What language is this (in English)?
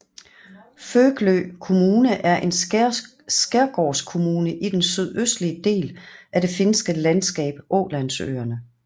Danish